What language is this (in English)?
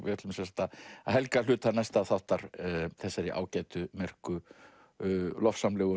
Icelandic